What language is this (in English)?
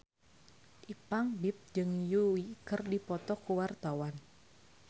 Sundanese